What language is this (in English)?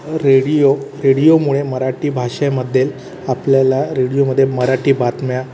Marathi